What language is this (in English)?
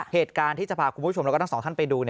Thai